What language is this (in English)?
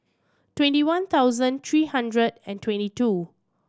English